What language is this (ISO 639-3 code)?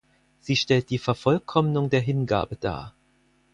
deu